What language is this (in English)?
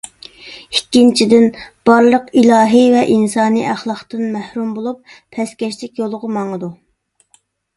Uyghur